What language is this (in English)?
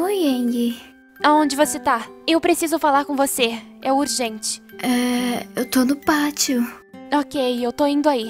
Portuguese